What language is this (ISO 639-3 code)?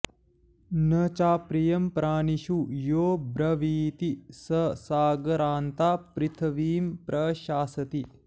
san